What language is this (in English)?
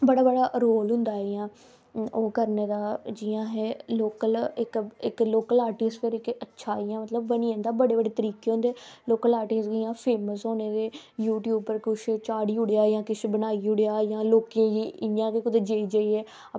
Dogri